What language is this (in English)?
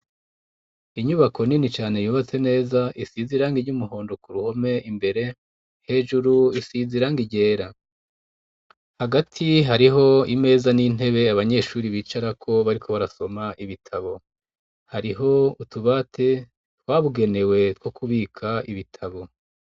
Rundi